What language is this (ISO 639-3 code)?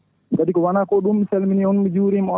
ful